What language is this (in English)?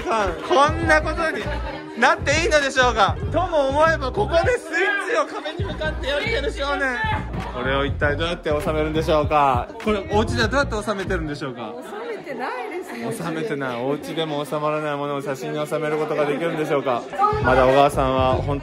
Japanese